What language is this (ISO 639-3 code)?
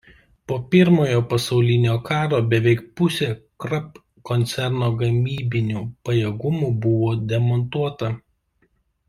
lit